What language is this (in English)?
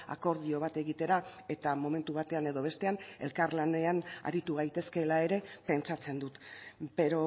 Basque